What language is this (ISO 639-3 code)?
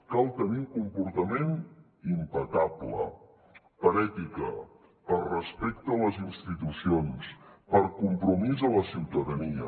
cat